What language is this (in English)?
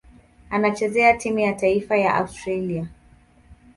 Swahili